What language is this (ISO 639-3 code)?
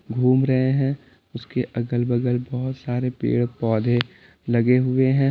hin